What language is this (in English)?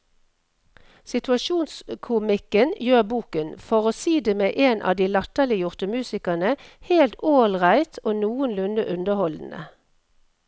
Norwegian